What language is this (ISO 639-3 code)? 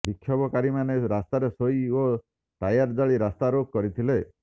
ori